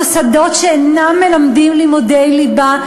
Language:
Hebrew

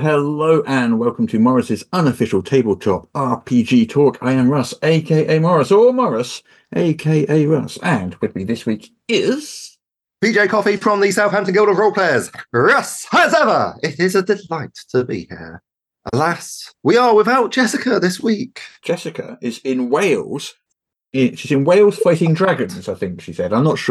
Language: English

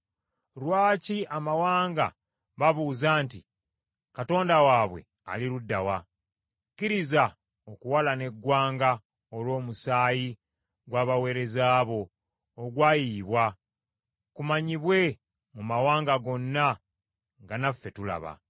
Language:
Ganda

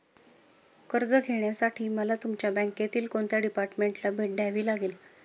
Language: Marathi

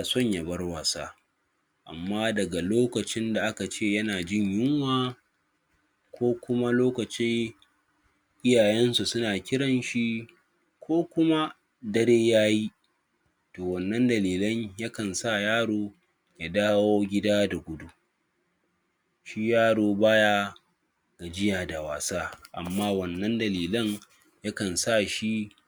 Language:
Hausa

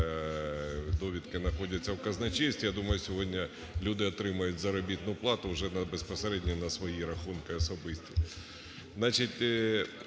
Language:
Ukrainian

